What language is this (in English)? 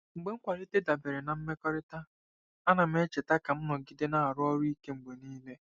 Igbo